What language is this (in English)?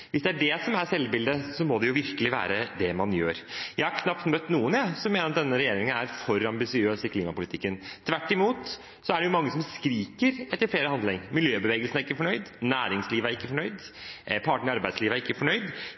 Norwegian Bokmål